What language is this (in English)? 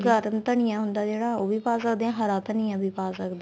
Punjabi